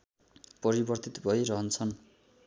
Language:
Nepali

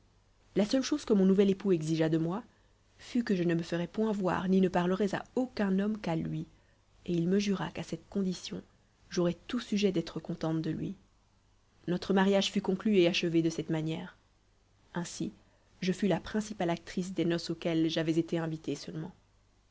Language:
French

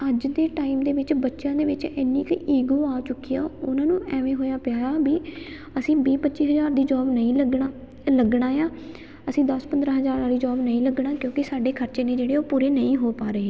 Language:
Punjabi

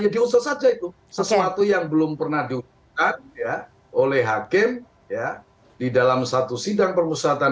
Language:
Indonesian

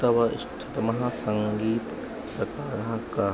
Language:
Sanskrit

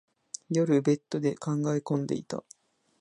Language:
Japanese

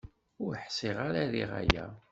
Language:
Kabyle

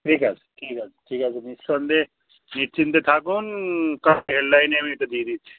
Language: Bangla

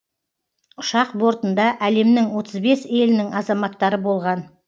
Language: Kazakh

